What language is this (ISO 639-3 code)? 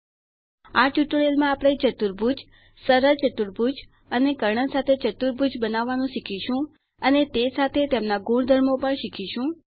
guj